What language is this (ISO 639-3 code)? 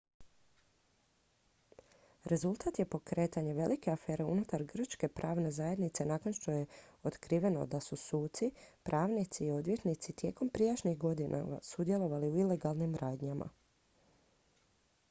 hrv